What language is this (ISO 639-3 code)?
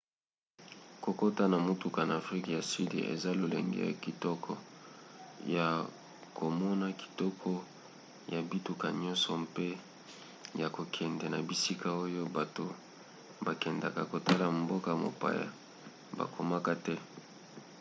lin